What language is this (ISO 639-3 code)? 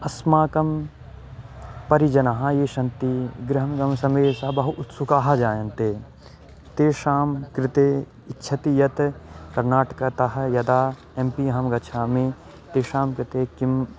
san